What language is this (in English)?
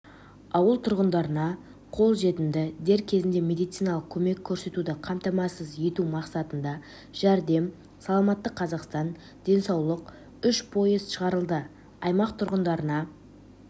Kazakh